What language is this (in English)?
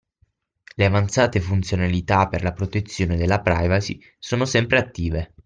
Italian